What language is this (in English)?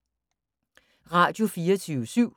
Danish